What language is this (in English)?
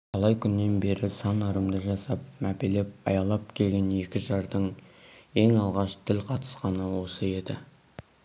Kazakh